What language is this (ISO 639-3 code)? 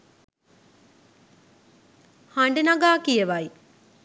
sin